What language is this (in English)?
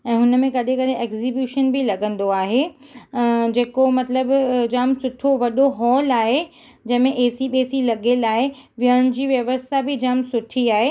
Sindhi